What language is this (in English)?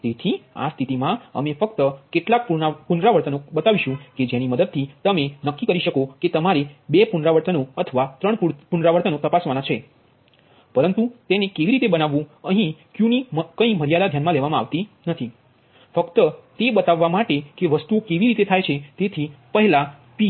Gujarati